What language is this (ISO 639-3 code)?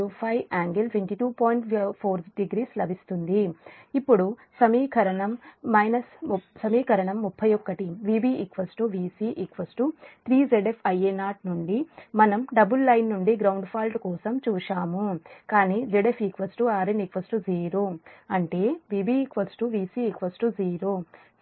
tel